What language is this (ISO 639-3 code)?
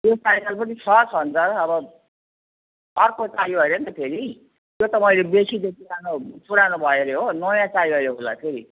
nep